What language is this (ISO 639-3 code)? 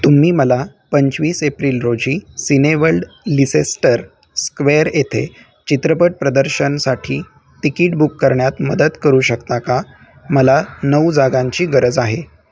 mar